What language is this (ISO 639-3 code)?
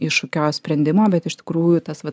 lit